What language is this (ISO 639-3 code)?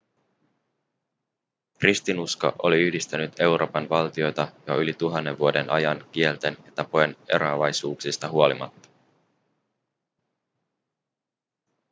fin